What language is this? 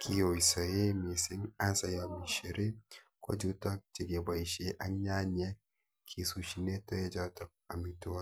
Kalenjin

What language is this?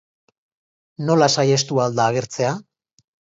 Basque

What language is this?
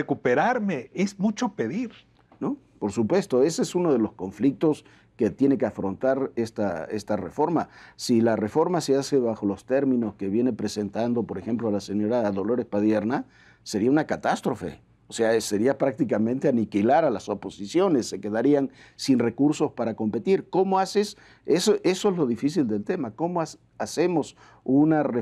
Spanish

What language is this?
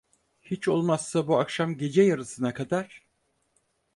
Turkish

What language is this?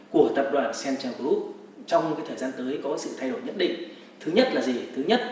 Vietnamese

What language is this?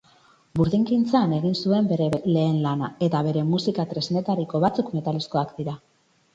Basque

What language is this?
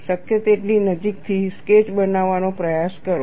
Gujarati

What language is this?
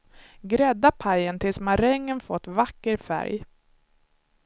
Swedish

